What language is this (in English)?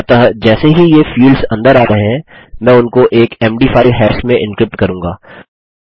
Hindi